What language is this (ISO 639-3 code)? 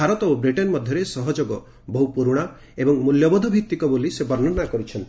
ori